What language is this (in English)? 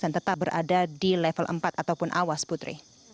Indonesian